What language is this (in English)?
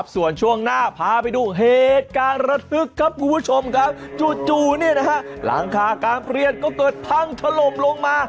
Thai